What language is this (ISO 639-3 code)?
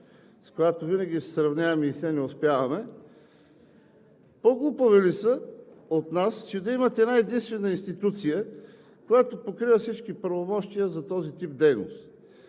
bul